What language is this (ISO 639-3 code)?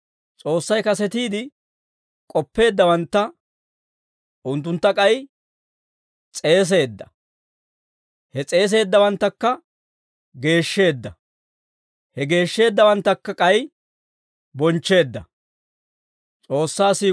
dwr